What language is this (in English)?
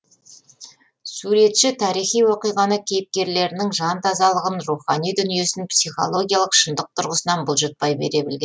Kazakh